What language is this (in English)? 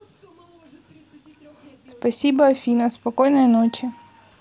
Russian